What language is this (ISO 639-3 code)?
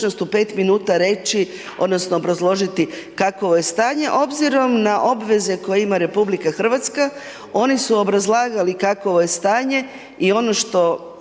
hrv